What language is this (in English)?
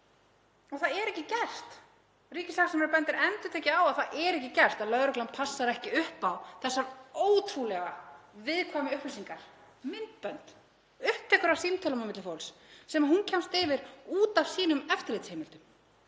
Icelandic